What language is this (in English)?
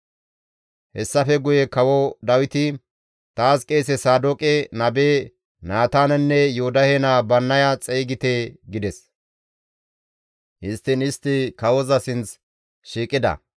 Gamo